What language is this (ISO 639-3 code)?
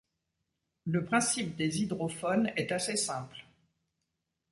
fra